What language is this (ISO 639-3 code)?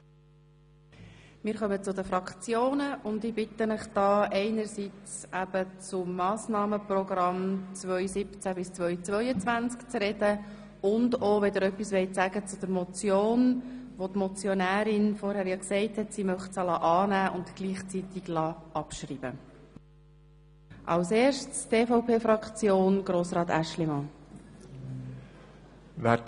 gsw